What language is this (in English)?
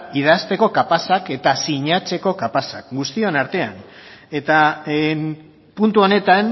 Basque